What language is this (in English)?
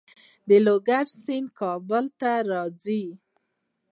Pashto